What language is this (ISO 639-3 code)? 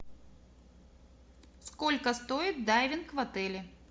rus